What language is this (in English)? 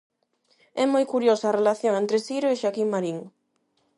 Galician